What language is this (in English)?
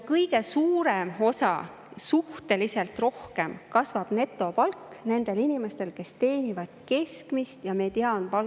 Estonian